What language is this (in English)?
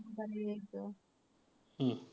Marathi